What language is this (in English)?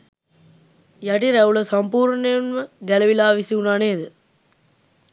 Sinhala